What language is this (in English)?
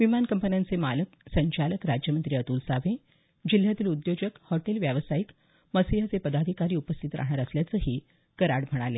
Marathi